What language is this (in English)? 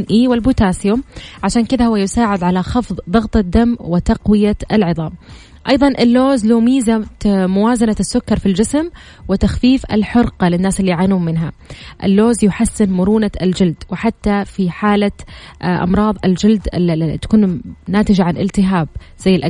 Arabic